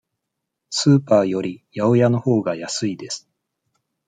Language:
Japanese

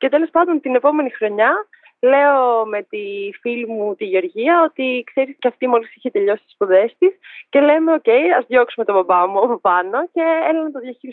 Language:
Greek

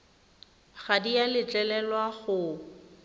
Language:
Tswana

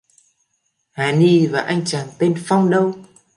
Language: Vietnamese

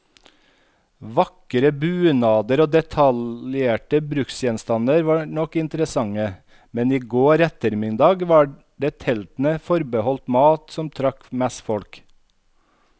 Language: Norwegian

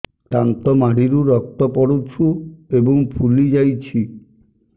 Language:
Odia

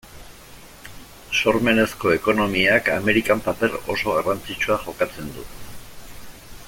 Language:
Basque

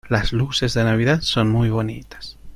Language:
Spanish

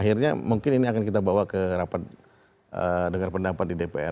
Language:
Indonesian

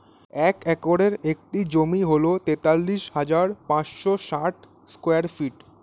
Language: Bangla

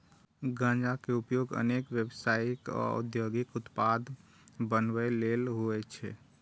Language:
Maithili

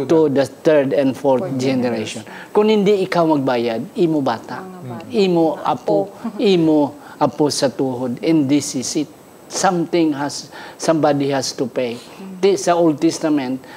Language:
Filipino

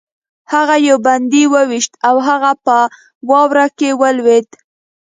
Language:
Pashto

